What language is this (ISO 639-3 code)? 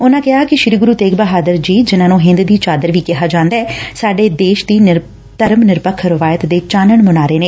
pan